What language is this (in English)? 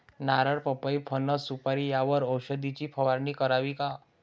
Marathi